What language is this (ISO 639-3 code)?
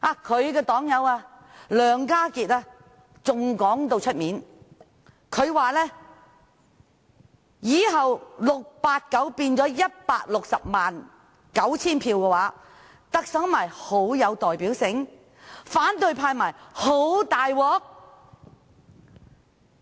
yue